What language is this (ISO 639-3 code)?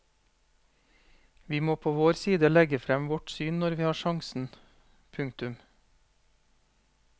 nor